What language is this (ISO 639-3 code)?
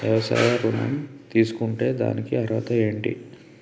tel